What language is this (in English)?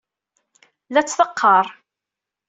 Kabyle